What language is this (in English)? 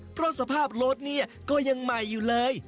Thai